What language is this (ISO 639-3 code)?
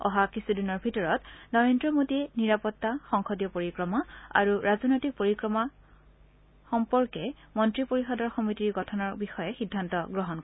asm